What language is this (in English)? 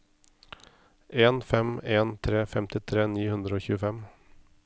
Norwegian